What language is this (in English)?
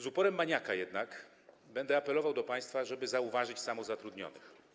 Polish